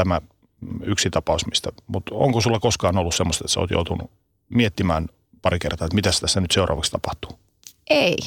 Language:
Finnish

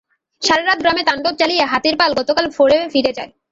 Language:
Bangla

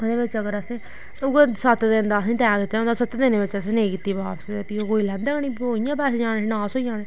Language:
Dogri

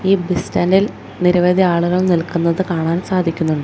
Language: Malayalam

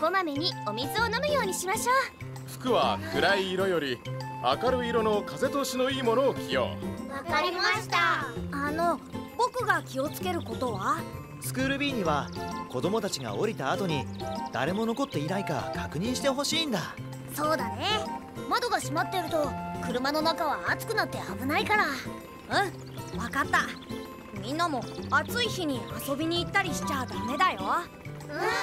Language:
Japanese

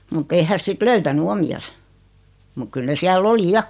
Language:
Finnish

